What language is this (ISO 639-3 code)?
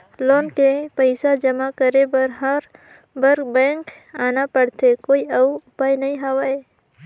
hne